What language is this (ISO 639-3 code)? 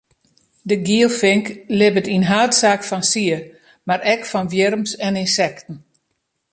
fry